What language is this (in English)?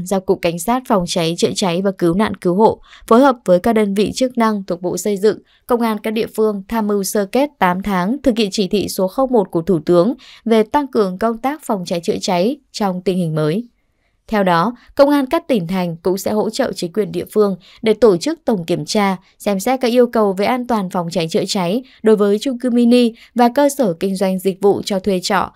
Vietnamese